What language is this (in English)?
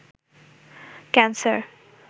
Bangla